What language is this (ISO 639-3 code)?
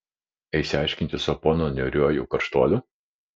lit